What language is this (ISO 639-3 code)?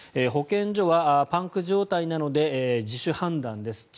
jpn